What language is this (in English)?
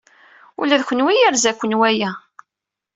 Kabyle